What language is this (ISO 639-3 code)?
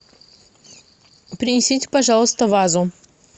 rus